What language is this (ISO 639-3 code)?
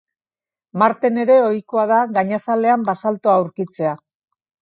eus